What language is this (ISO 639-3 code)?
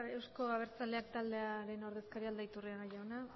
eus